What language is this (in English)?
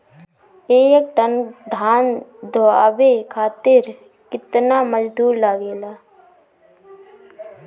Bhojpuri